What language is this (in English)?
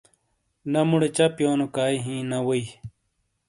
Shina